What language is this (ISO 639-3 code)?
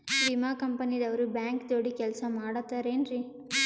kan